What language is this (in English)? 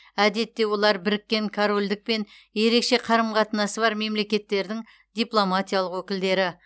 Kazakh